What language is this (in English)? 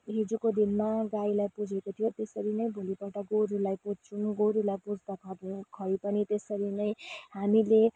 Nepali